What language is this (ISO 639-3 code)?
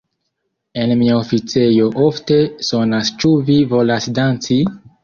epo